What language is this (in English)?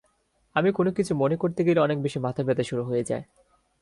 Bangla